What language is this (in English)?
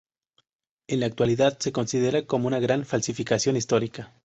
Spanish